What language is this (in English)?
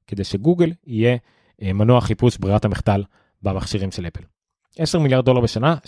Hebrew